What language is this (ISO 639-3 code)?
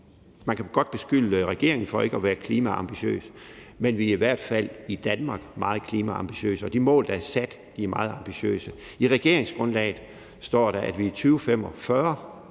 dan